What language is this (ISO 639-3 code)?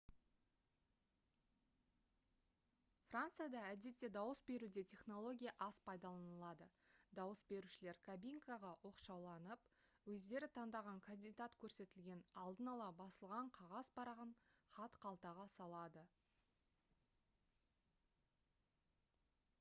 kaz